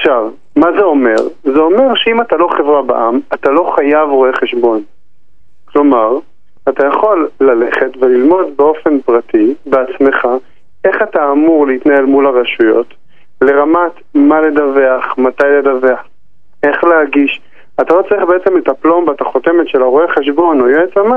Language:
Hebrew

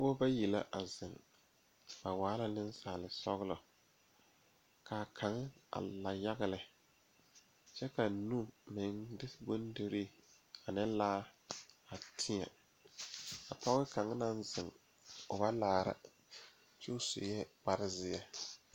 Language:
Southern Dagaare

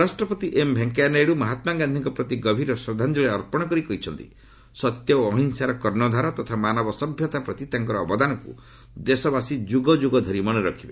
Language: Odia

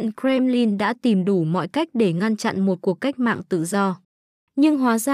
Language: Vietnamese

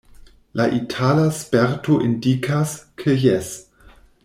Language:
Esperanto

